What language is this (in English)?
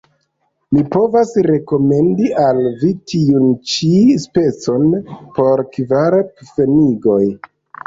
Esperanto